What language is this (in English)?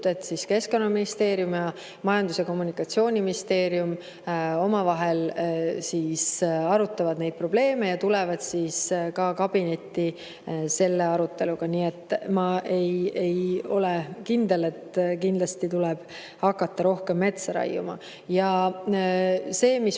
Estonian